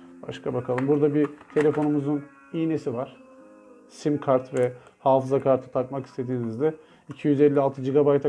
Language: Turkish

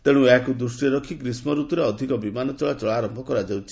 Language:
Odia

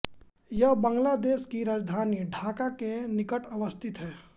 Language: Hindi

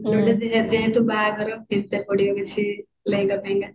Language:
Odia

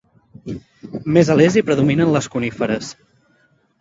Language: Catalan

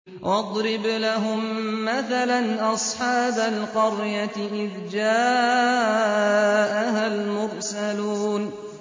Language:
Arabic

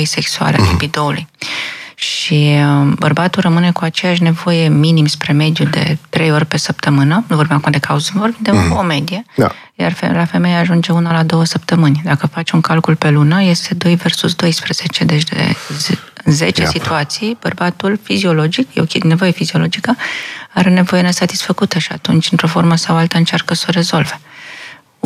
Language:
Romanian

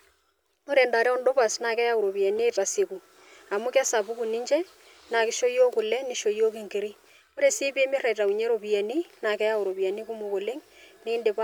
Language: Masai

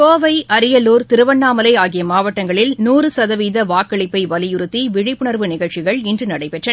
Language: Tamil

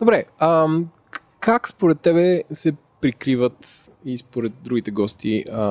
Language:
Bulgarian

